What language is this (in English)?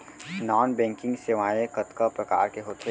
Chhattisgarhi